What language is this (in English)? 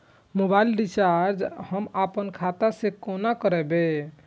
Maithili